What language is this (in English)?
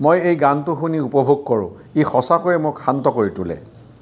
Assamese